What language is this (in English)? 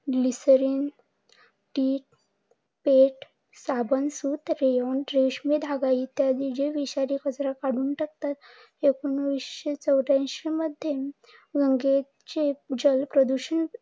Marathi